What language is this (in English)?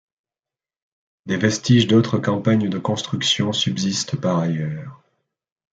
French